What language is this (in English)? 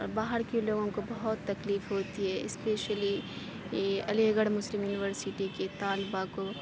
Urdu